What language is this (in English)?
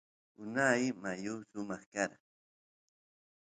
Santiago del Estero Quichua